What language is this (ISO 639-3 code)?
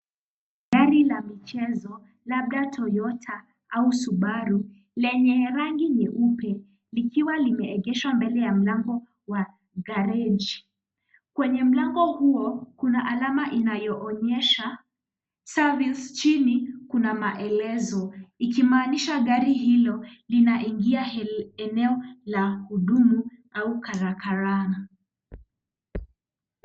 swa